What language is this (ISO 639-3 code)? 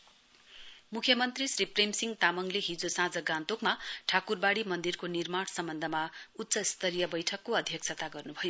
nep